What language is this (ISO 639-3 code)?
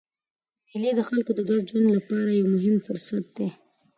pus